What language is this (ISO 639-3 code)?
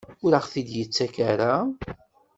kab